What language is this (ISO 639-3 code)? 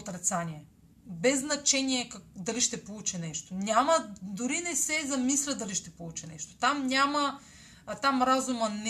bul